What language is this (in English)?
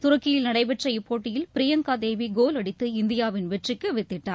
Tamil